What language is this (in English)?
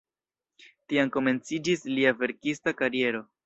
Esperanto